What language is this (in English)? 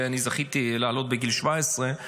Hebrew